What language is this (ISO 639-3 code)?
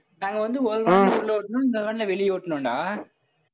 tam